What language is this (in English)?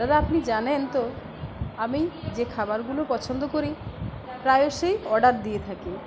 Bangla